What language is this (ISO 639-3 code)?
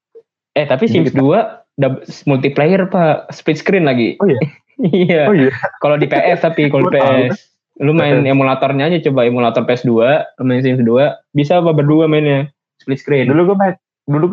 ind